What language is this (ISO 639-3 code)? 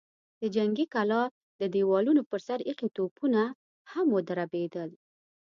pus